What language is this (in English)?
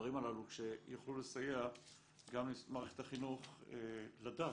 Hebrew